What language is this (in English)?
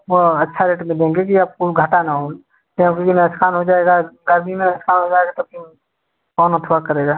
Hindi